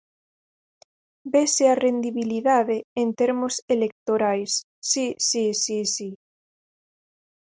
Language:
Galician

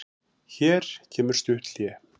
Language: Icelandic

